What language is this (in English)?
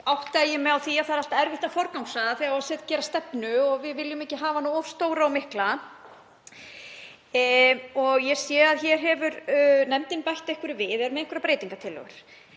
Icelandic